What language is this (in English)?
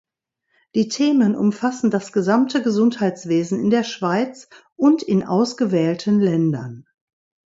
German